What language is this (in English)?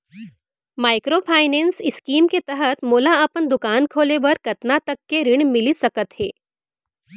Chhattisgarhi